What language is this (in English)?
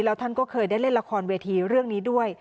Thai